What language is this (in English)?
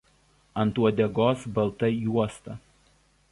Lithuanian